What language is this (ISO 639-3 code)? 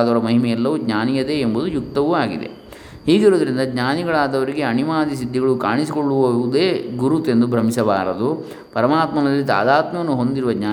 kan